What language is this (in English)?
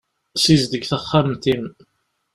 Kabyle